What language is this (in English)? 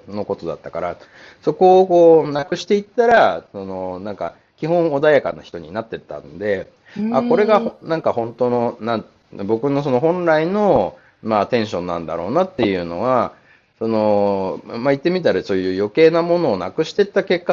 Japanese